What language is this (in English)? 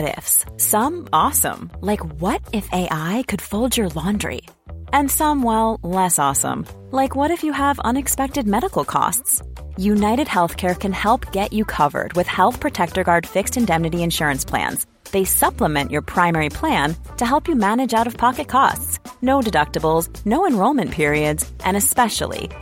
Swedish